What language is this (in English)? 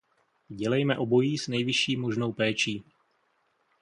Czech